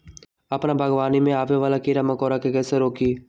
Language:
Magahi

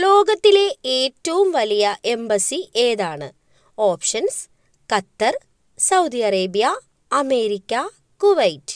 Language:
Malayalam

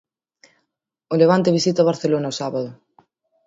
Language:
Galician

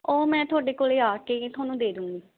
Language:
Punjabi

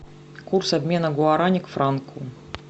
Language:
Russian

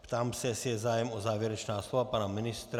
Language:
Czech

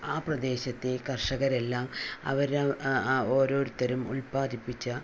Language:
Malayalam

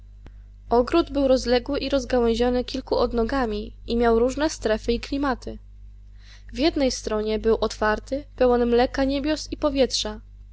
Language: Polish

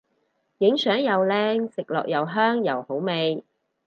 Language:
Cantonese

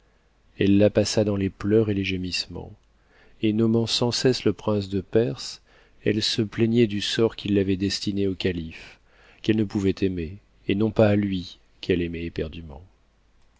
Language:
French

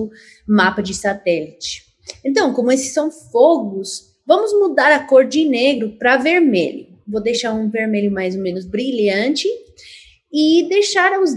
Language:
Portuguese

